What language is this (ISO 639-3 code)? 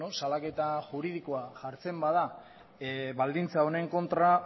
eus